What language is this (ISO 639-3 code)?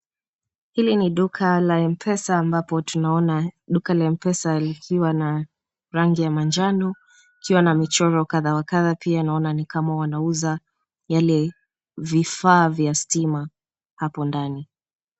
swa